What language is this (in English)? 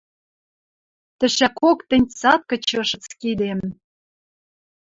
Western Mari